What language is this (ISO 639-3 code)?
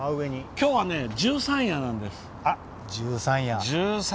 jpn